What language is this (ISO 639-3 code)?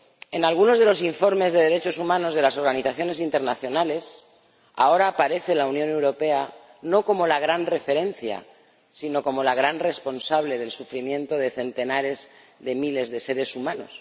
spa